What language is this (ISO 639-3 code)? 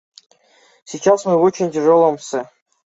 kir